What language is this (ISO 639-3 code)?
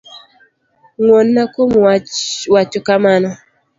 luo